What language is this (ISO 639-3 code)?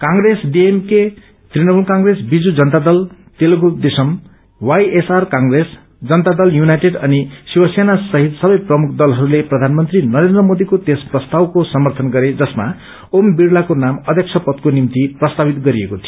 nep